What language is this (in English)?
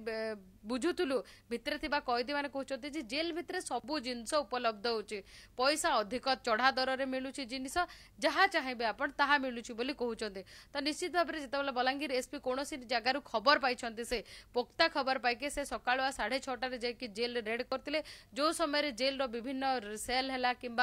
Hindi